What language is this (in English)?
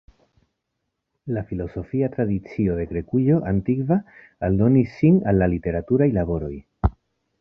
Esperanto